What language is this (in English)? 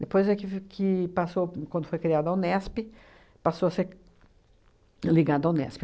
Portuguese